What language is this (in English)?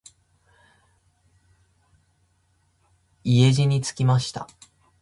Japanese